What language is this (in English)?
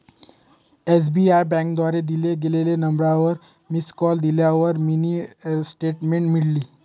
Marathi